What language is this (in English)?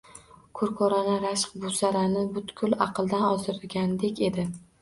Uzbek